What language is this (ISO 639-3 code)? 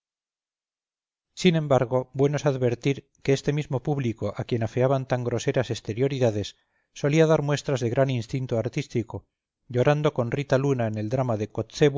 spa